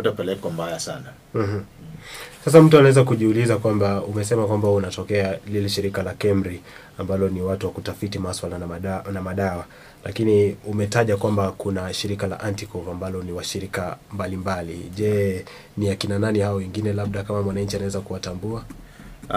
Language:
Swahili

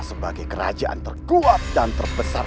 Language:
Indonesian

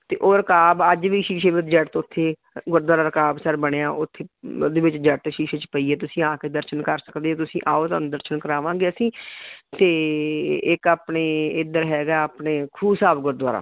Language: Punjabi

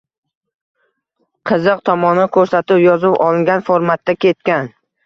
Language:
Uzbek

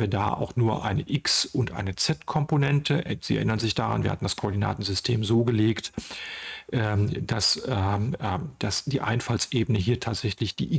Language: German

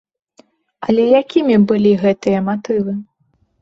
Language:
Belarusian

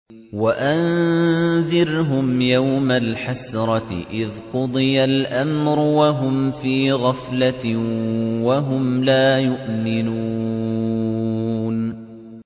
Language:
Arabic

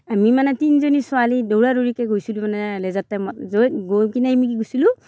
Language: Assamese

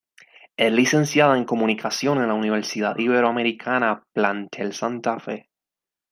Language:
Spanish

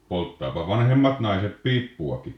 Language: Finnish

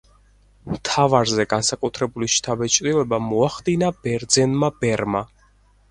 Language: Georgian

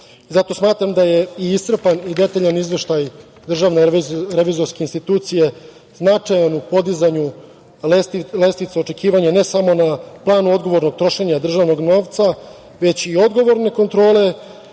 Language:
Serbian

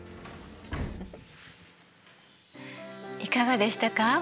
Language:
Japanese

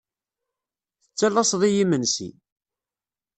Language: Kabyle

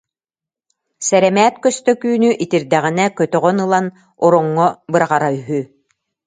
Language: Yakut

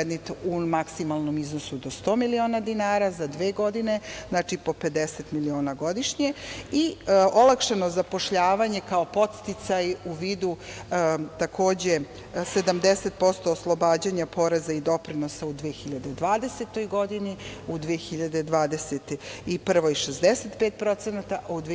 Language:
Serbian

